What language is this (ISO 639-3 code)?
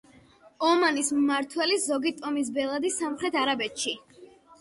kat